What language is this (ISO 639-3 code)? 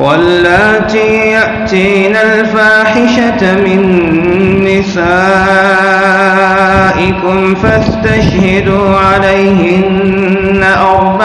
ara